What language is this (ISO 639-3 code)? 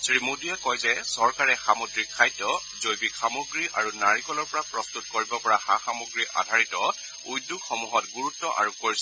asm